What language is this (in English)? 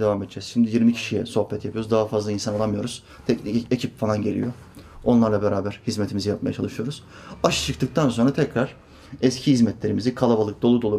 Turkish